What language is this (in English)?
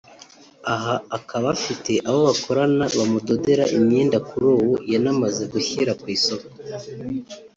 Kinyarwanda